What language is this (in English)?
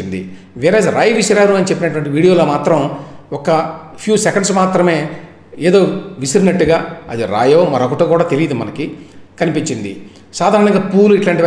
Telugu